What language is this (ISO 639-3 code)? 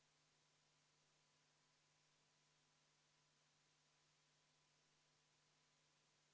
est